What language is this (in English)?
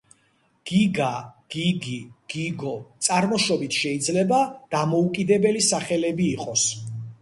Georgian